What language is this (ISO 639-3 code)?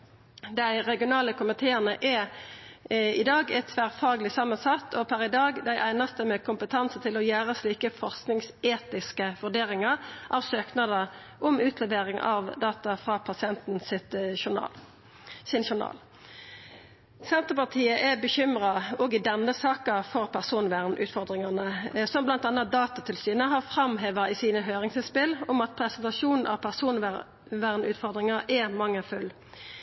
nno